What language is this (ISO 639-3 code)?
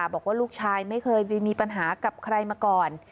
tha